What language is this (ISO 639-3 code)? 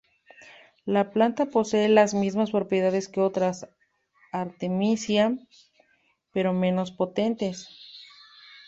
spa